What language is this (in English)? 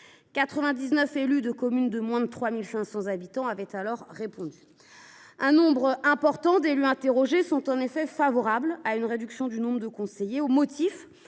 French